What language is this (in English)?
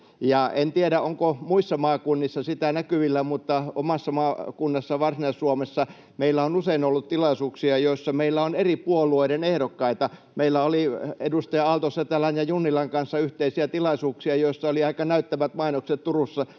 Finnish